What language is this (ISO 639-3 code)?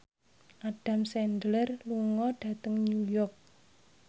jav